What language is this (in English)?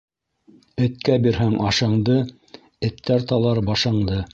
Bashkir